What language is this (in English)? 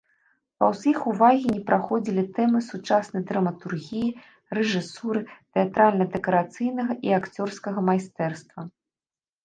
Belarusian